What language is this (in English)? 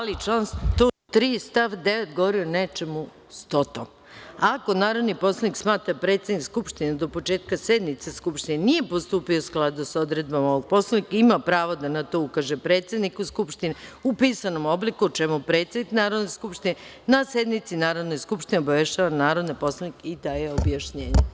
Serbian